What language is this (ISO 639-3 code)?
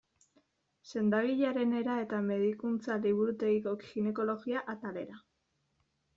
eus